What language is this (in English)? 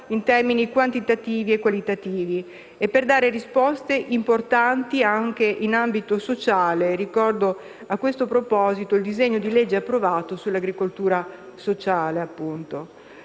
Italian